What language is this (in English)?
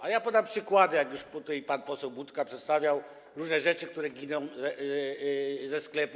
Polish